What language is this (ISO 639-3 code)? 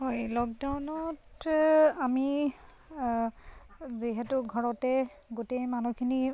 asm